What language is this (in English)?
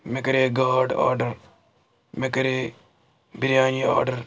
Kashmiri